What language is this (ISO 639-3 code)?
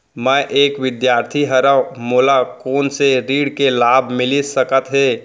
hne